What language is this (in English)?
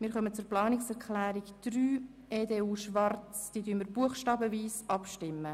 Swiss German